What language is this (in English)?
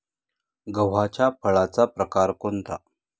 Marathi